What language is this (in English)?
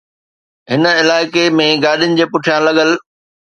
Sindhi